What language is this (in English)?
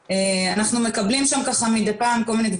Hebrew